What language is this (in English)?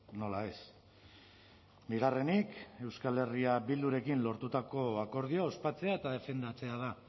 Basque